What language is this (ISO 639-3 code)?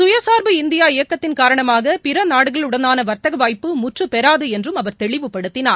tam